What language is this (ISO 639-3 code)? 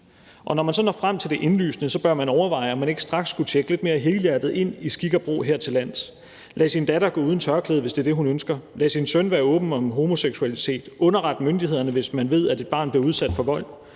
dan